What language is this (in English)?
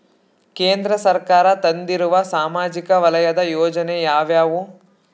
Kannada